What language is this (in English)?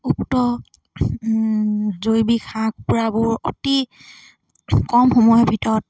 Assamese